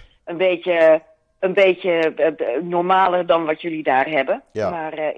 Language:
Dutch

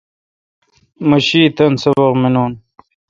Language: Kalkoti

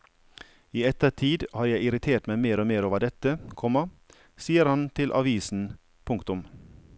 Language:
Norwegian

